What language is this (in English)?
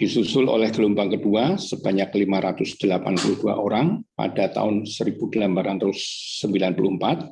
Indonesian